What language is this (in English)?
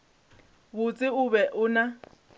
Northern Sotho